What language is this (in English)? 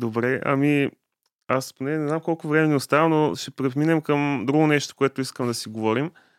Bulgarian